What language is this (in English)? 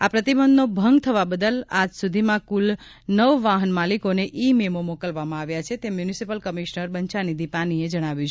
Gujarati